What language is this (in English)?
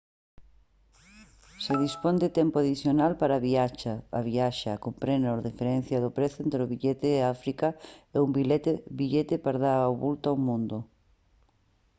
Galician